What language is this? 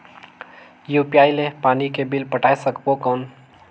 Chhattisgarhi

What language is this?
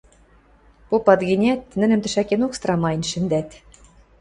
Western Mari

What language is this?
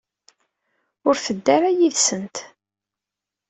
Kabyle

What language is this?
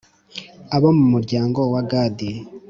Kinyarwanda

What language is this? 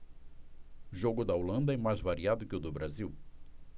Portuguese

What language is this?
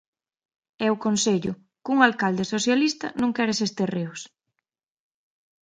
Galician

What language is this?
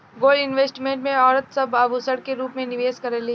Bhojpuri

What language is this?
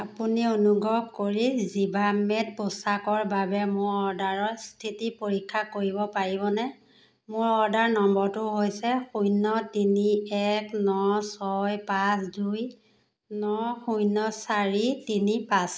Assamese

